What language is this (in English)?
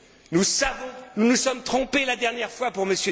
French